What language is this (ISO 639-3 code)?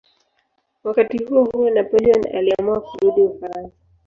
swa